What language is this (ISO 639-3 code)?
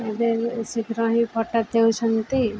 ori